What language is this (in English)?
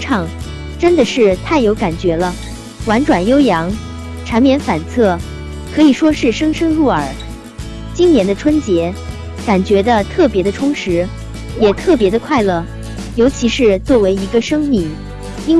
Chinese